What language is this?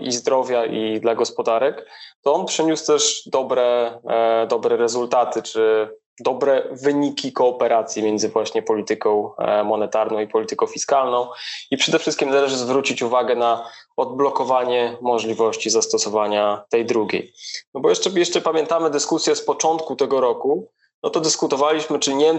Polish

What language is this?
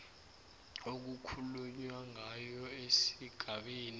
South Ndebele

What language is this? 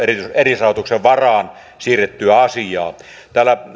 Finnish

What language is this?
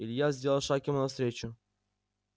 Russian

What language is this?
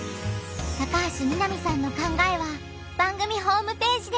Japanese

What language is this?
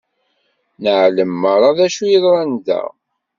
Kabyle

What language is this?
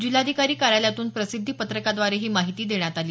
Marathi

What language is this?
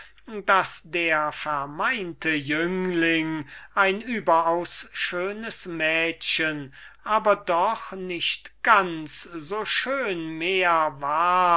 German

